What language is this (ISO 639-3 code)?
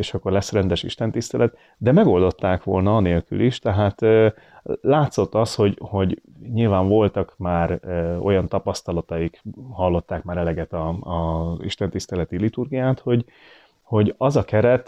hun